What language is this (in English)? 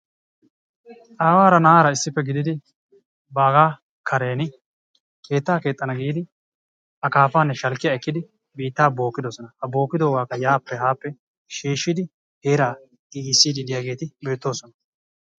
Wolaytta